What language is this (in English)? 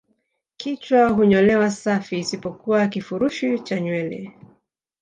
Swahili